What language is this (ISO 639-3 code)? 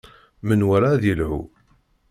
kab